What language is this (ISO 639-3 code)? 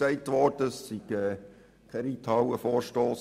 gsw